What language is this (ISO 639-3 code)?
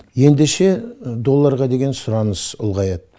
kaz